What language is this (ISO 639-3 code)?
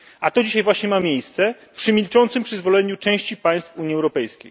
pol